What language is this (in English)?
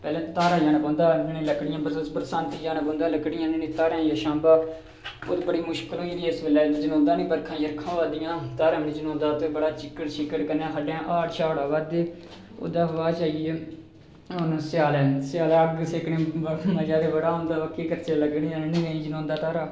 Dogri